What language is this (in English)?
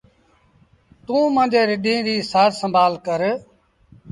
Sindhi Bhil